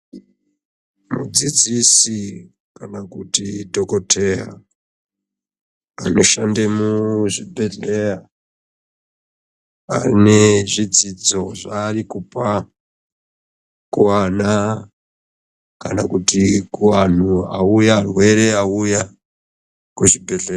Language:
Ndau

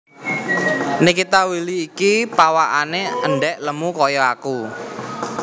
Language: Javanese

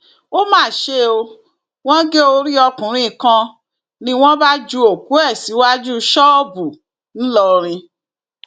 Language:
Yoruba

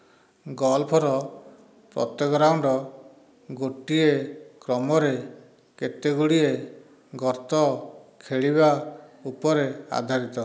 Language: Odia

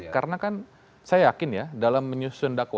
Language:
Indonesian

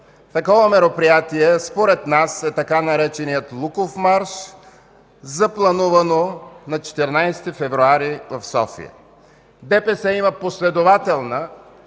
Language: Bulgarian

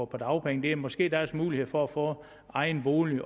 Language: Danish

